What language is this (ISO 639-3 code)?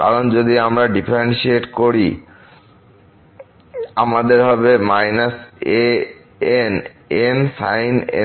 ben